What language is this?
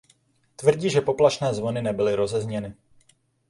Czech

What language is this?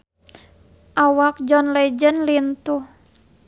Sundanese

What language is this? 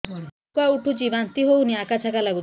Odia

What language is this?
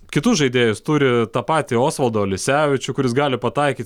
Lithuanian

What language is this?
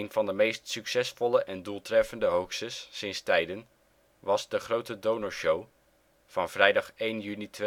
Dutch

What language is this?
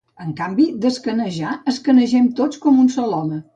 Catalan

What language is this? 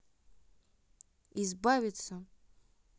Russian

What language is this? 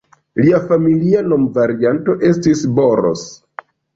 Esperanto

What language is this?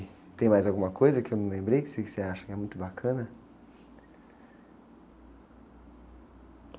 Portuguese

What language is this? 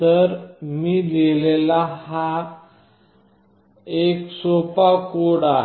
Marathi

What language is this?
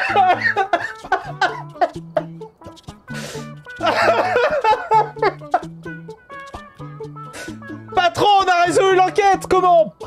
French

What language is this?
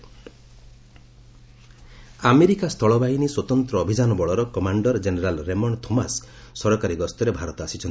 Odia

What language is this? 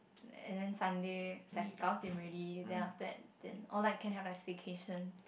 English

